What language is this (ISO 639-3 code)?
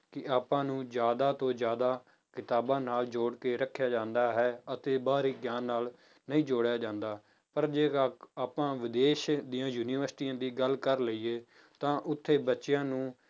pan